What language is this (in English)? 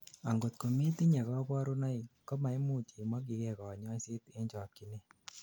Kalenjin